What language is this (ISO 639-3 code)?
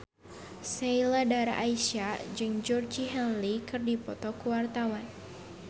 sun